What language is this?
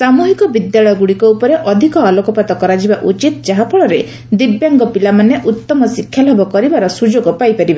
Odia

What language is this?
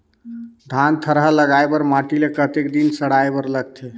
Chhattisgarhi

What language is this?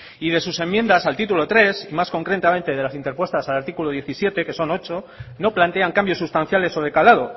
Spanish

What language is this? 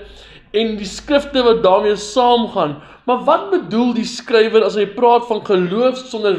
Dutch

